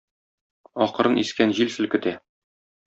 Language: Tatar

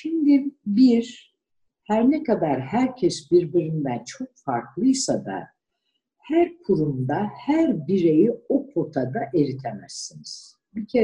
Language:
Turkish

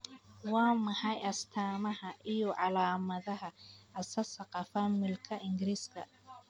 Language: Somali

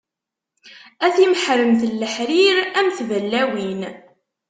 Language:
Kabyle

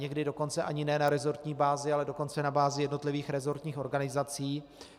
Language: Czech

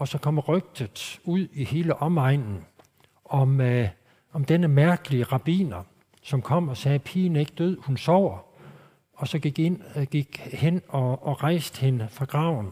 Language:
Danish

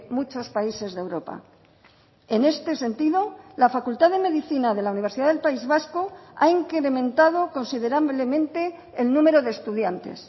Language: Spanish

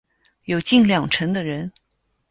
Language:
Chinese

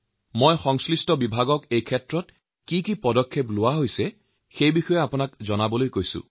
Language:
Assamese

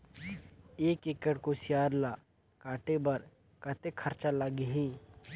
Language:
Chhattisgarhi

